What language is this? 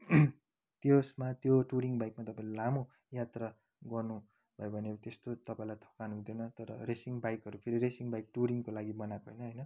Nepali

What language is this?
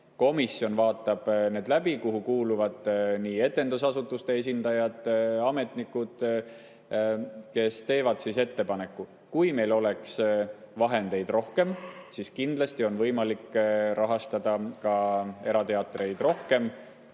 Estonian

